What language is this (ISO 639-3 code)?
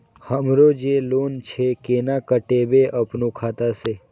mai